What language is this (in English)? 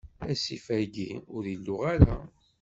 Kabyle